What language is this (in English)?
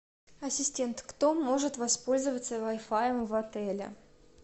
Russian